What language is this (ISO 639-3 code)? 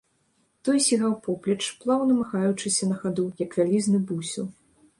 bel